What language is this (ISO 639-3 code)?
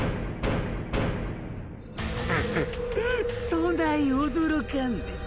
jpn